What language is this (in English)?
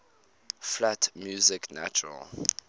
English